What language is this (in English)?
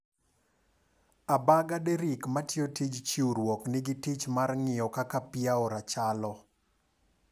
Luo (Kenya and Tanzania)